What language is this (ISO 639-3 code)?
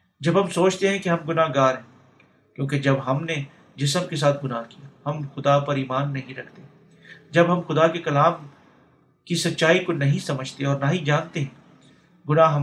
urd